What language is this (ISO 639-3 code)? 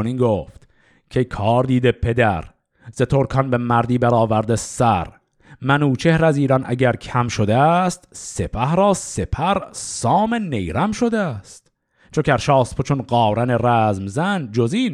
fas